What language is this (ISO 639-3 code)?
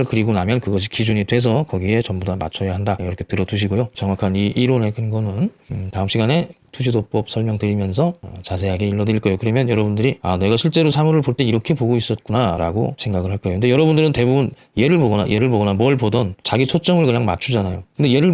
kor